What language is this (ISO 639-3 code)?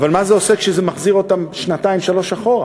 heb